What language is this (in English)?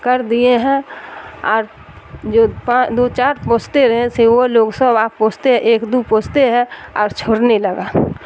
Urdu